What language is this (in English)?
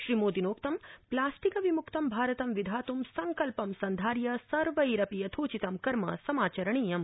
Sanskrit